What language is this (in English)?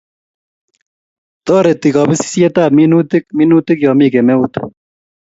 Kalenjin